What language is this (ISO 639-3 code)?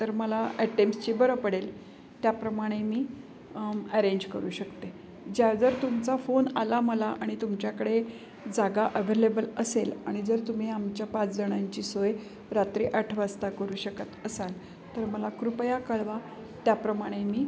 mar